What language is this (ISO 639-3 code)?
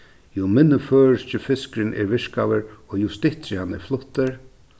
fao